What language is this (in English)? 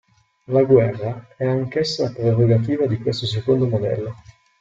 Italian